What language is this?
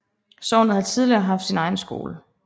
Danish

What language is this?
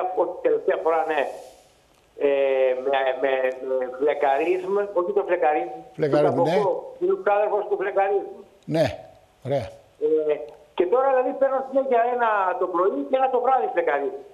Greek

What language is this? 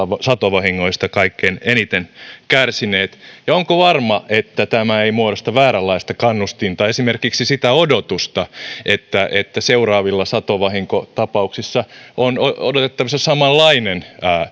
Finnish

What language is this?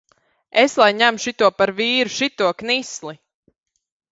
Latvian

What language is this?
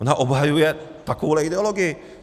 Czech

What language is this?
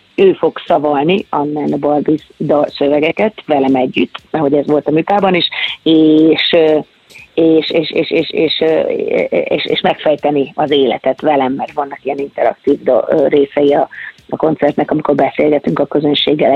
Hungarian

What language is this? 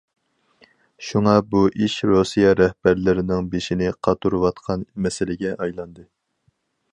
Uyghur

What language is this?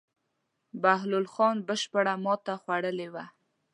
Pashto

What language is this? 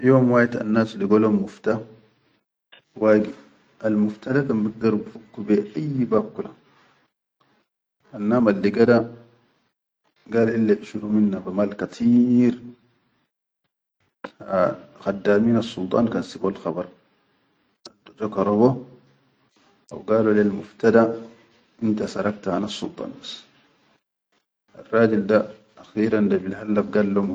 Chadian Arabic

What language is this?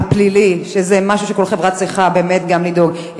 Hebrew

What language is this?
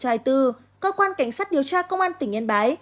Vietnamese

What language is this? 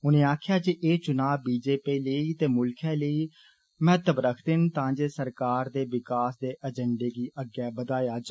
Dogri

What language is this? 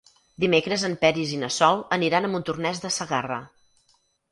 Catalan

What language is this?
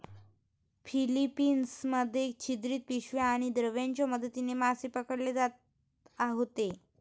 Marathi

